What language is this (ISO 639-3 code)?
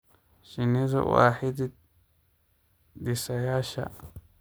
som